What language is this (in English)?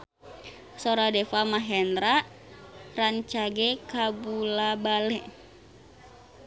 Sundanese